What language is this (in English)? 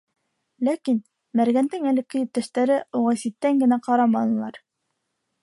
Bashkir